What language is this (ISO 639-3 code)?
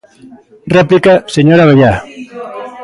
glg